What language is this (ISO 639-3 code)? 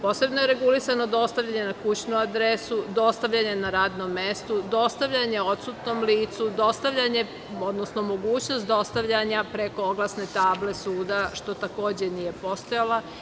srp